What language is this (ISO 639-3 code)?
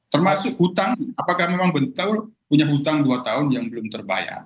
ind